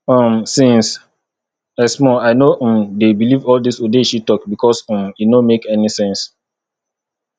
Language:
Nigerian Pidgin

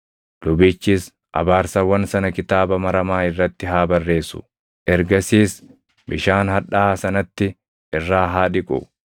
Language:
Oromo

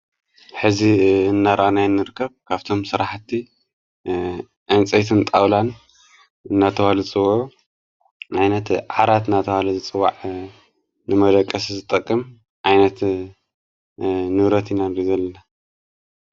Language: Tigrinya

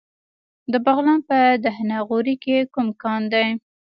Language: Pashto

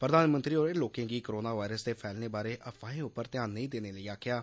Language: Dogri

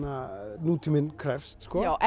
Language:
Icelandic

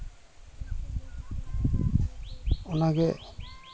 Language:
Santali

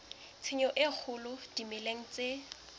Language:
Southern Sotho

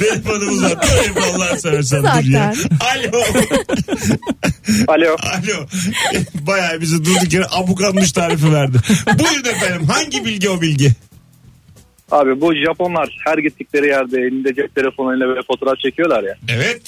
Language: Turkish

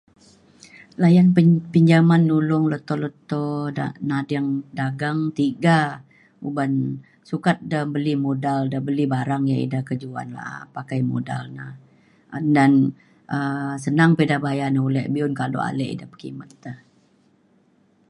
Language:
Mainstream Kenyah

